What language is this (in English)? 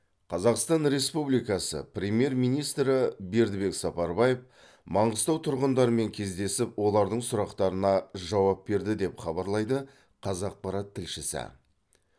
Kazakh